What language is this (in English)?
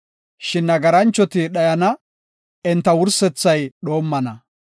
Gofa